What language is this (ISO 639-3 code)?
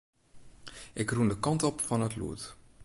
fry